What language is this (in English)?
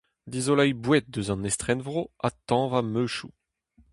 Breton